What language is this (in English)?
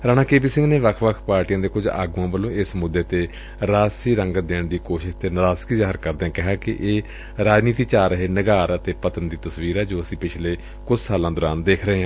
Punjabi